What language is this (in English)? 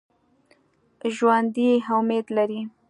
Pashto